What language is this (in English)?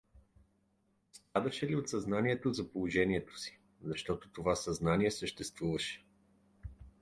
Bulgarian